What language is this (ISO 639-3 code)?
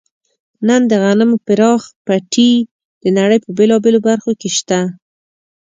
pus